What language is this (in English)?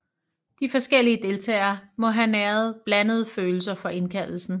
Danish